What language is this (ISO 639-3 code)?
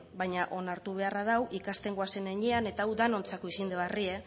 eus